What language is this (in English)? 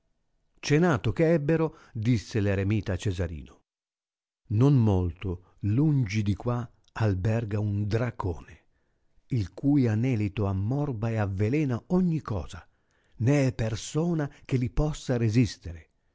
Italian